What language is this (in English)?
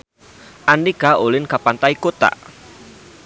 Sundanese